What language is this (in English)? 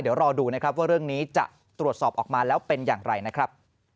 Thai